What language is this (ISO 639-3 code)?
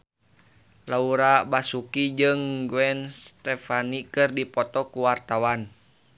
sun